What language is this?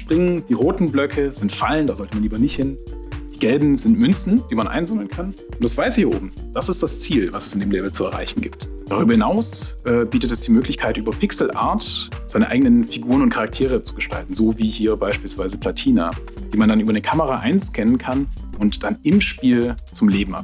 German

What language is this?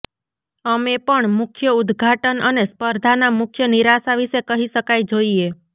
Gujarati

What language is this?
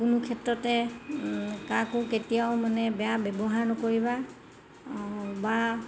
Assamese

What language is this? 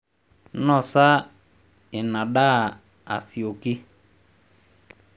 Masai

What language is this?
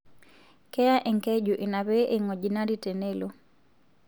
Masai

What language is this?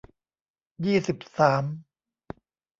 Thai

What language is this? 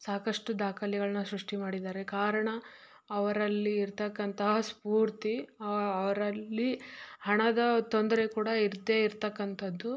Kannada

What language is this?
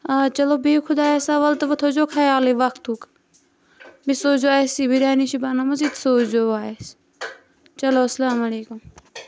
Kashmiri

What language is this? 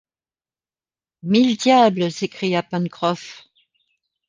French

